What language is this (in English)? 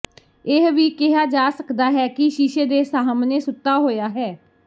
Punjabi